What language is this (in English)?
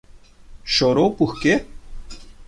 Portuguese